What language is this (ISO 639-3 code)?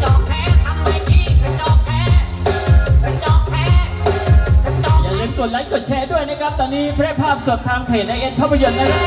tha